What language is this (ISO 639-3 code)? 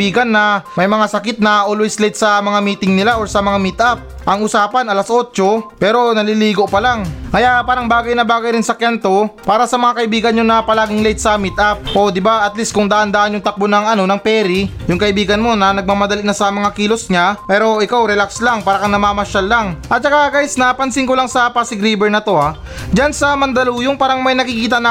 fil